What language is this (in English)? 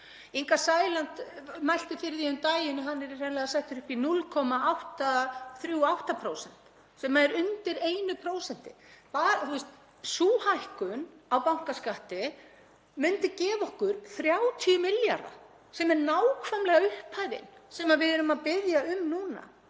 Icelandic